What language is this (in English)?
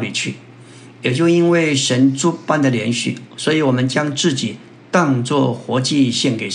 Chinese